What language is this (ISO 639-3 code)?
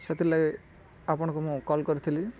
ori